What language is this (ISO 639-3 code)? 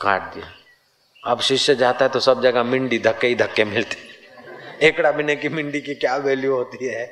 hin